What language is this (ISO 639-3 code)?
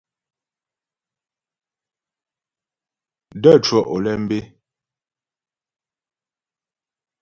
bbj